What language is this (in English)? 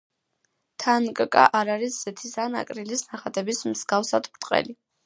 Georgian